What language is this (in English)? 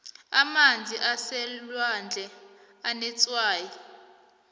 South Ndebele